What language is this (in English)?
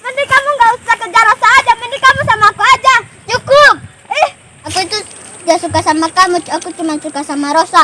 Indonesian